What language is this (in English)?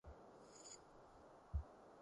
Cantonese